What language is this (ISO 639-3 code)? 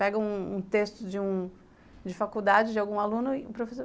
por